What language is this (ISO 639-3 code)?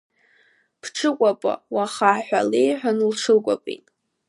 abk